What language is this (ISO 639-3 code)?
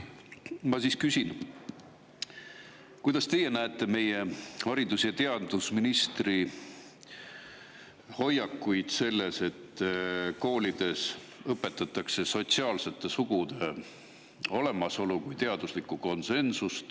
est